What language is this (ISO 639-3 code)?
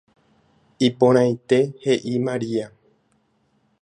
grn